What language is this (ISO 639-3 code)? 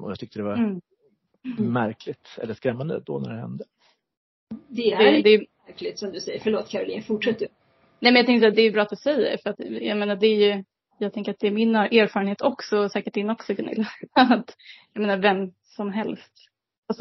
swe